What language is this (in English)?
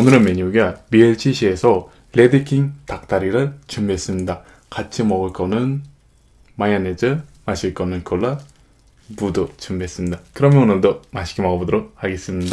Korean